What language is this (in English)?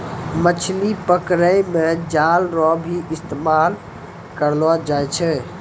Maithili